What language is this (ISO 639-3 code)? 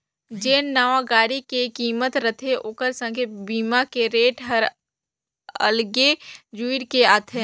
hne